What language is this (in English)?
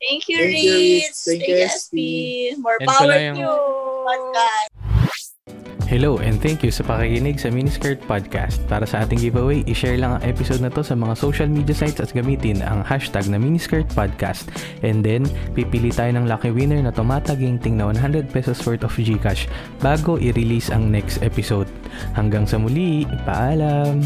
Filipino